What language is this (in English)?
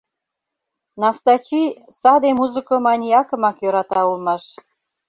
Mari